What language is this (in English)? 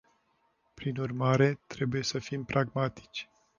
Romanian